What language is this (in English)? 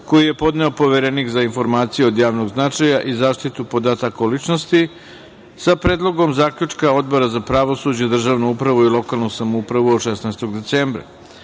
Serbian